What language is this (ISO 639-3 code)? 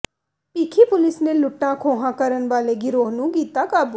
pan